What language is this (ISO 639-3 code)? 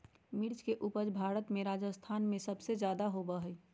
mag